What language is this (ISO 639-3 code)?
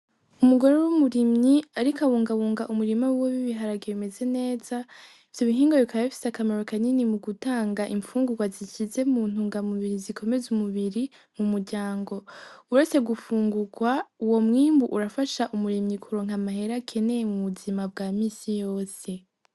run